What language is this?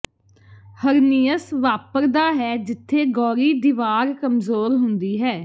Punjabi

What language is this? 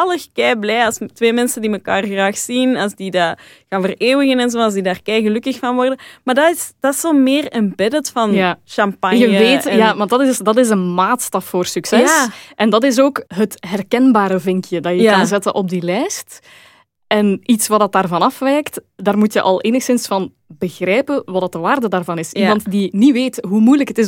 Dutch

